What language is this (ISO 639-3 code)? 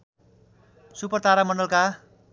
nep